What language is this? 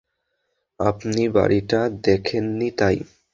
Bangla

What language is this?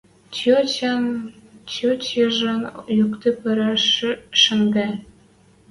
Western Mari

